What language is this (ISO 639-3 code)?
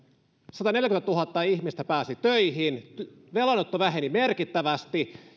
fin